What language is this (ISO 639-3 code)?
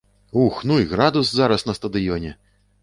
bel